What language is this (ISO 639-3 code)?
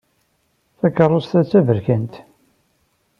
kab